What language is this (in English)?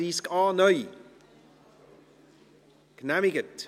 Swiss German